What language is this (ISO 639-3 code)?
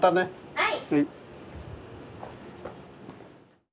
jpn